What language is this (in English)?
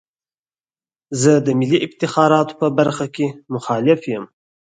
Pashto